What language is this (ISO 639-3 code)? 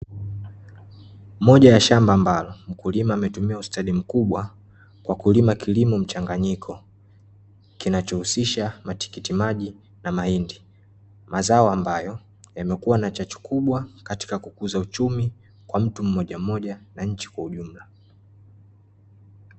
swa